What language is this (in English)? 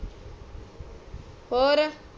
Punjabi